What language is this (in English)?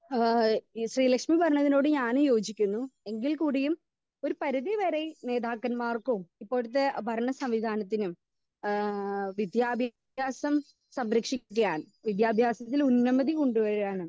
Malayalam